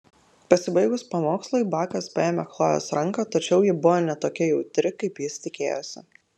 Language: Lithuanian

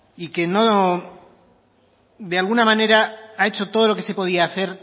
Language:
Spanish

